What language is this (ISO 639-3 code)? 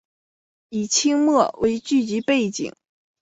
zho